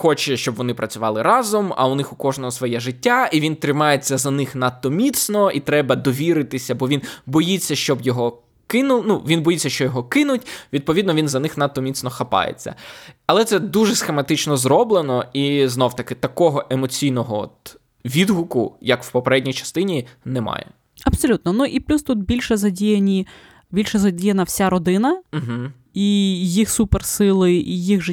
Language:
Ukrainian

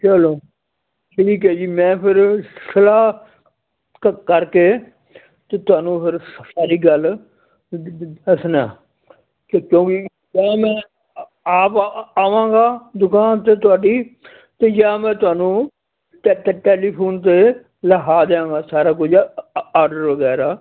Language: Punjabi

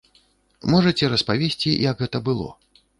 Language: Belarusian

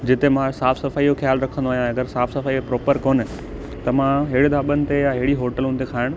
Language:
Sindhi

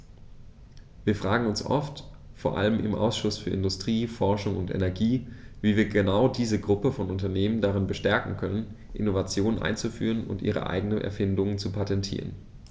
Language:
German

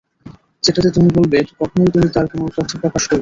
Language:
Bangla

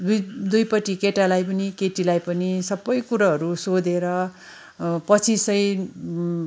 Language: Nepali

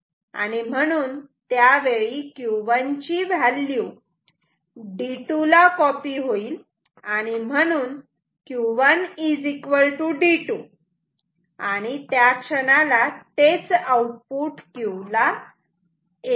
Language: Marathi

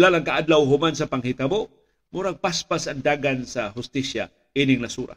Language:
Filipino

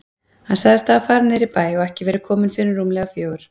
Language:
Icelandic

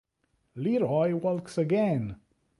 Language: Italian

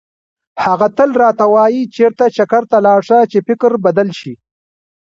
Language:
Pashto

